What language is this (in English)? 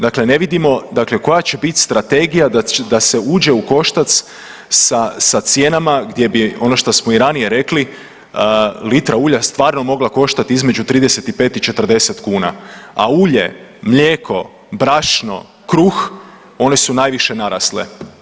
Croatian